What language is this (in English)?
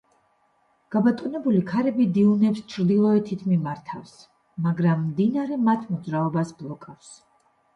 Georgian